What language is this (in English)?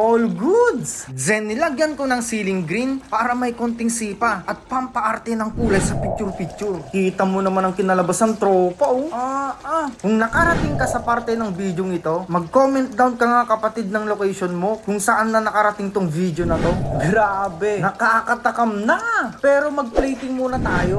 Filipino